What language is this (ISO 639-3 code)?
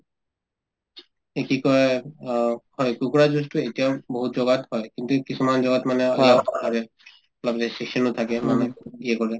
asm